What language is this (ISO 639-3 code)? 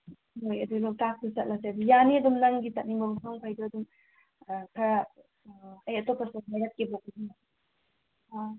mni